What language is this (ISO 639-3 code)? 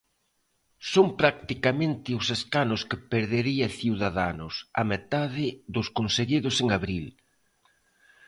glg